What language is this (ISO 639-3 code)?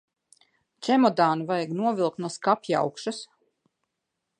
lav